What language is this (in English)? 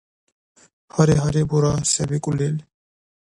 Dargwa